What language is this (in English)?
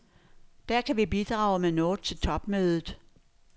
Danish